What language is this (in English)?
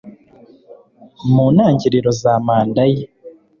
Kinyarwanda